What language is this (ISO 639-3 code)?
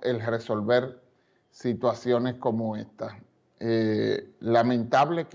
spa